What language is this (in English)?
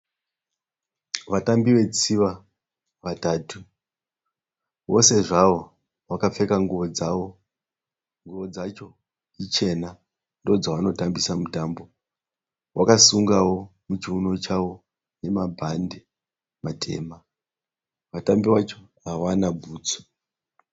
Shona